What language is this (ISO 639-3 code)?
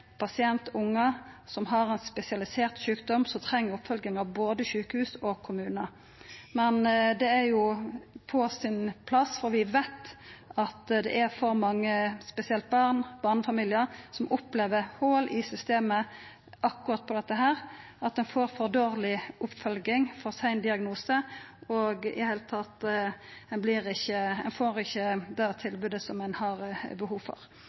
nno